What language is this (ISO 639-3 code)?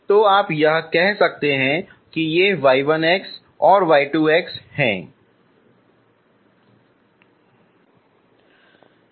hin